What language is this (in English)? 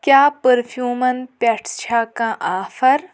Kashmiri